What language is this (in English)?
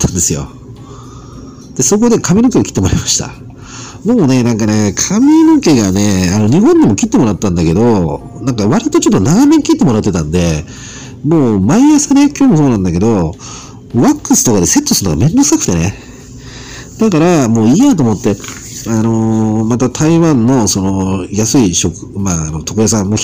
Japanese